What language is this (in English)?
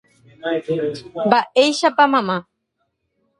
Guarani